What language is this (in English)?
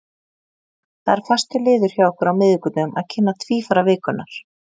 Icelandic